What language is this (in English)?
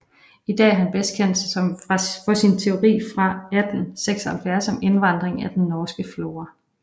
Danish